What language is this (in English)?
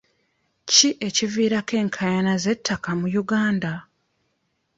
Ganda